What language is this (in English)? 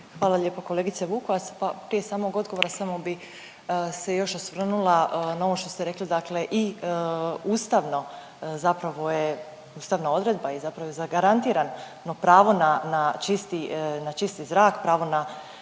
Croatian